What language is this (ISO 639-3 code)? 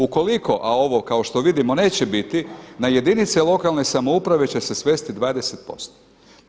hrv